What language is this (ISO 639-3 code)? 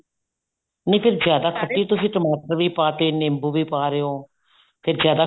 pan